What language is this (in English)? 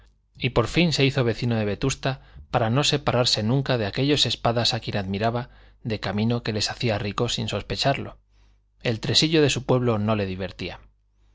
Spanish